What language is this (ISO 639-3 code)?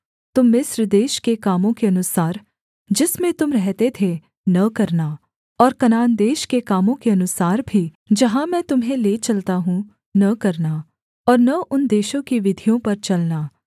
hin